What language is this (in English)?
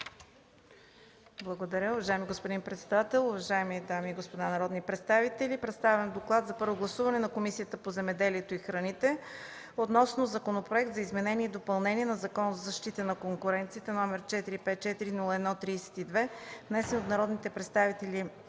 Bulgarian